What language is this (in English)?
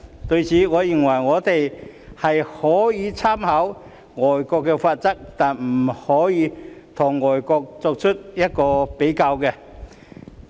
Cantonese